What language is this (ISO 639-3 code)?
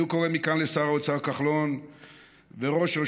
heb